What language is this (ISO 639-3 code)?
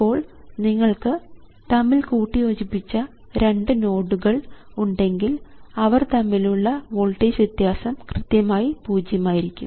mal